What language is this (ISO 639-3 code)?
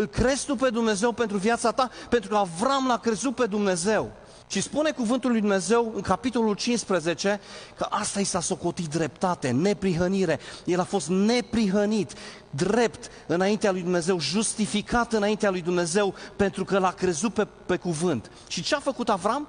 ron